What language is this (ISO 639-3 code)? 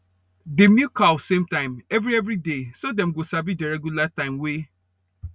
pcm